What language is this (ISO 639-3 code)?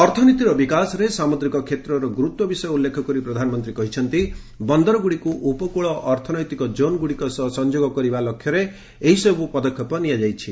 ori